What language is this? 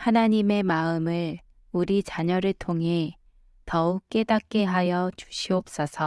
Korean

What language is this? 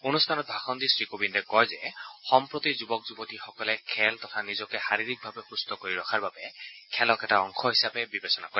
Assamese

